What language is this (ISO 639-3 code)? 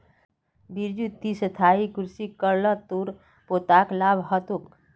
mag